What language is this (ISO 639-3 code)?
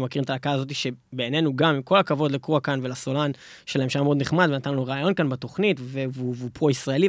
heb